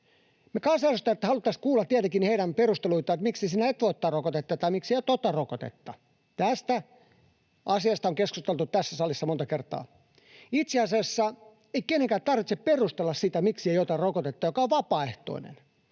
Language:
Finnish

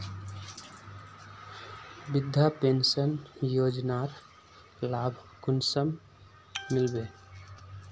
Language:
Magahi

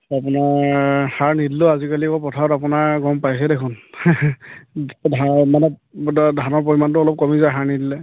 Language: Assamese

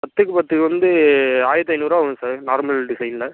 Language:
Tamil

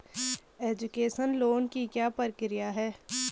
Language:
Hindi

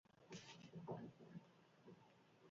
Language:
Basque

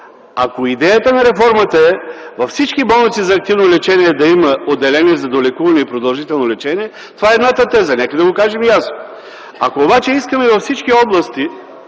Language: Bulgarian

